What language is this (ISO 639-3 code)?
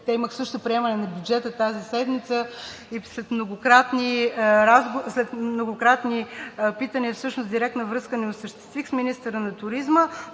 bul